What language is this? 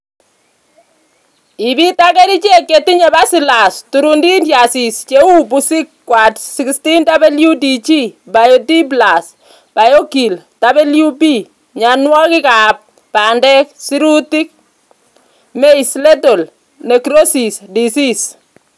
Kalenjin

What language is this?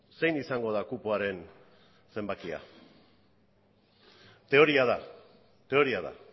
Basque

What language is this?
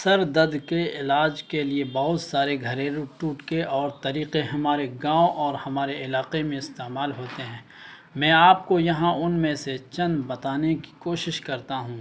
Urdu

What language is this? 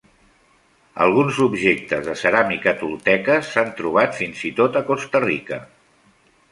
Catalan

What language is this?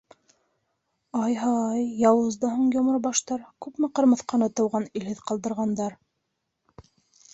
Bashkir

